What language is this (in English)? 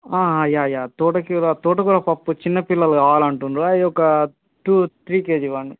Telugu